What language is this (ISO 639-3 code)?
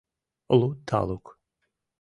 chm